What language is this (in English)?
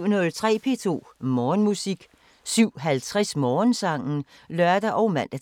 Danish